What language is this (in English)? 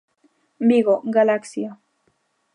Galician